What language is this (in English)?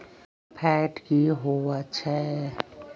Magahi